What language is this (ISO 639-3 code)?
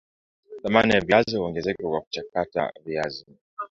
swa